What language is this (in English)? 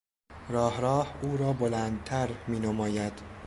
Persian